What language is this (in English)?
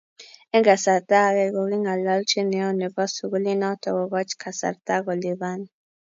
Kalenjin